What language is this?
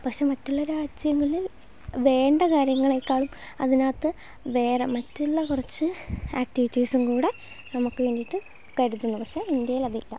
Malayalam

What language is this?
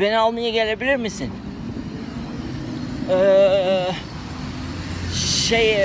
German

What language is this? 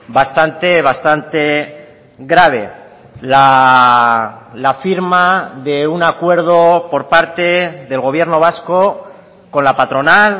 Spanish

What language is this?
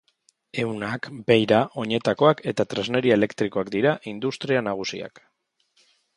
Basque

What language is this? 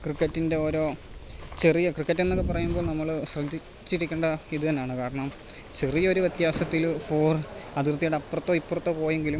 Malayalam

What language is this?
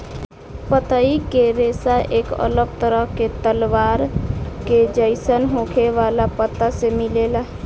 Bhojpuri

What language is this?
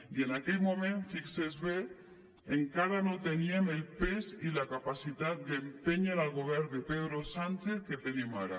Catalan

